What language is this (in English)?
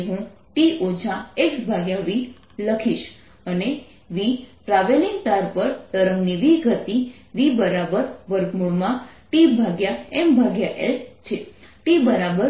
Gujarati